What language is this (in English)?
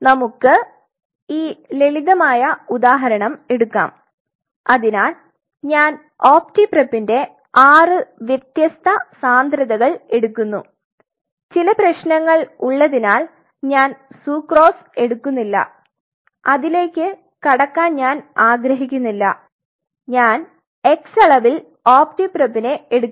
Malayalam